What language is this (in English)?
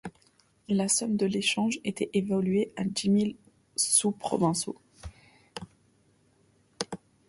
French